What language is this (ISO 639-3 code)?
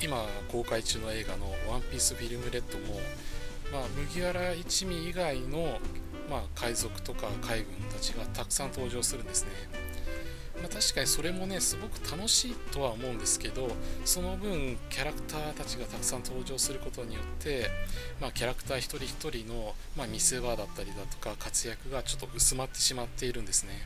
jpn